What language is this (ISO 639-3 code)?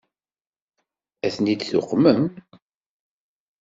kab